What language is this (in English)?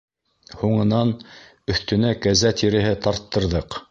Bashkir